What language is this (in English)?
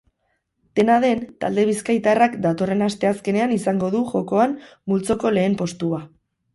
Basque